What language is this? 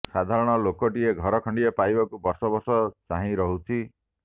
Odia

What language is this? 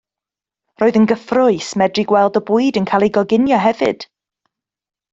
Welsh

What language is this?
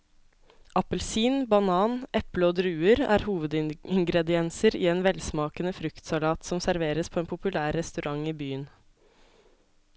Norwegian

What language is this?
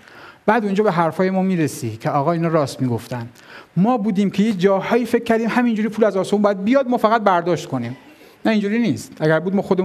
Persian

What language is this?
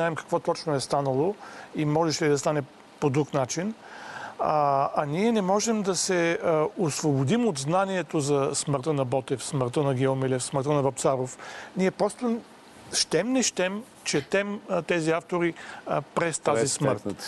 Bulgarian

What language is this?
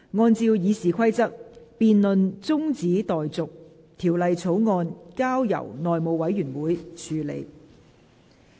Cantonese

